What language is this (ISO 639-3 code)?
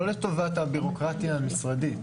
heb